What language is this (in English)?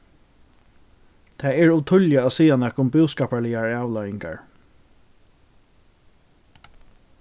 Faroese